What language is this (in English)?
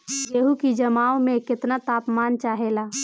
Bhojpuri